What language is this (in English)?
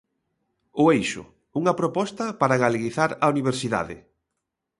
Galician